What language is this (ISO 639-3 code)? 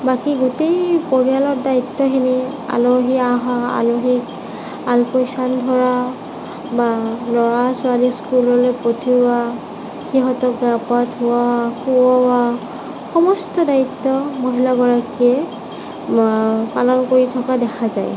asm